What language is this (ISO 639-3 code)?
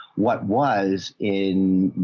eng